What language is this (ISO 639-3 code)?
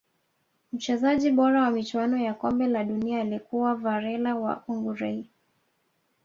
swa